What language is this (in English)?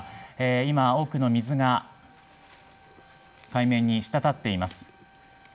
Japanese